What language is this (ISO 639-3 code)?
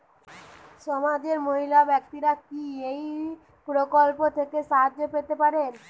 ben